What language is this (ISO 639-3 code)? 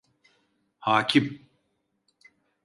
tur